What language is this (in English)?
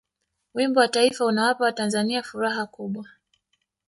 Swahili